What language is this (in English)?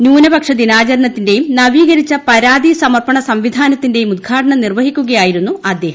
Malayalam